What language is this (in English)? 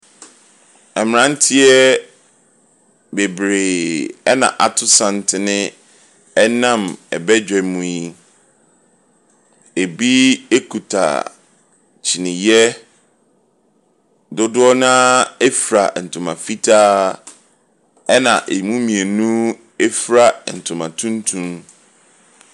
Akan